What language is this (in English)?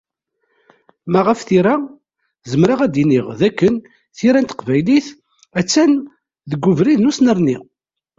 Kabyle